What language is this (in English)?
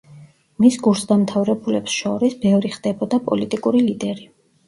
Georgian